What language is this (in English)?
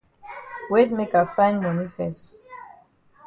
Cameroon Pidgin